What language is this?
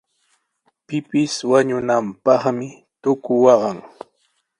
Sihuas Ancash Quechua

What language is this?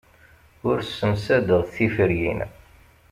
Kabyle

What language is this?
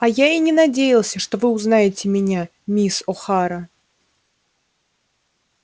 Russian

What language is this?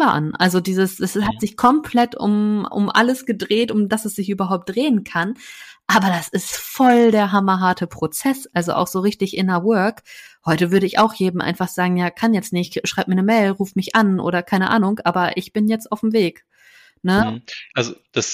German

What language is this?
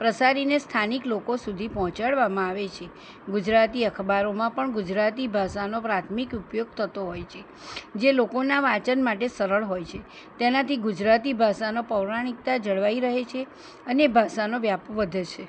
Gujarati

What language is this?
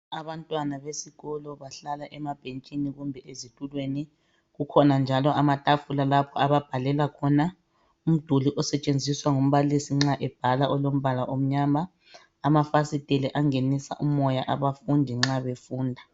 North Ndebele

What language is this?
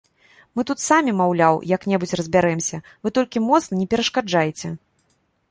Belarusian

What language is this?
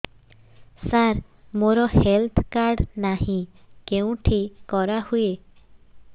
Odia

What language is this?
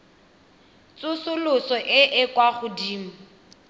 Tswana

